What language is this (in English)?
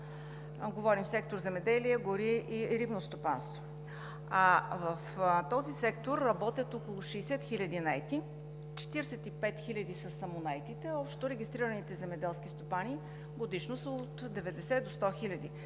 Bulgarian